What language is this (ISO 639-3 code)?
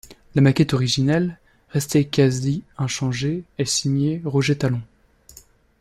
fra